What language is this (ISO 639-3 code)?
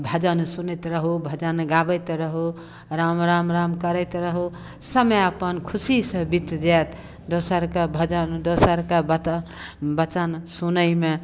mai